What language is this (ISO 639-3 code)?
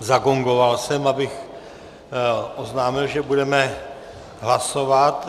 ces